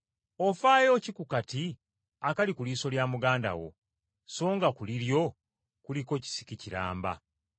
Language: Ganda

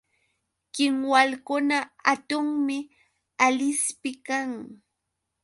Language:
Yauyos Quechua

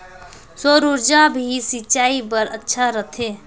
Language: Chhattisgarhi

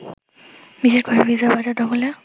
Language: Bangla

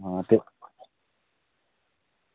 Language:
Dogri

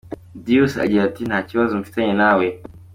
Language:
Kinyarwanda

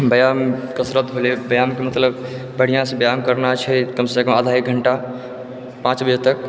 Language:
Maithili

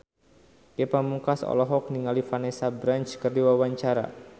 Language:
Sundanese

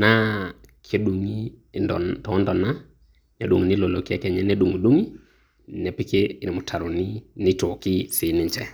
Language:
Masai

